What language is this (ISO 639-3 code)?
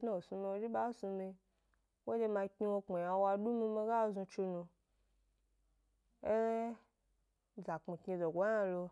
gby